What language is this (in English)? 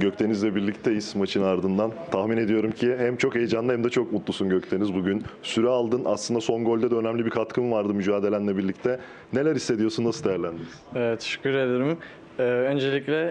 Turkish